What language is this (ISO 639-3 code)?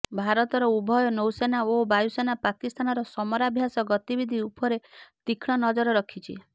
ori